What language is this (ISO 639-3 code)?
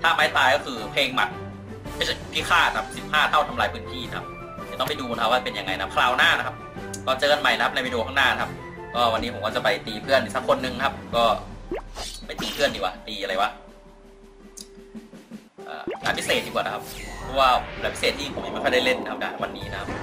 tha